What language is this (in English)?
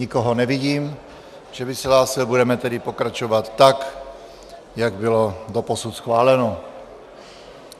Czech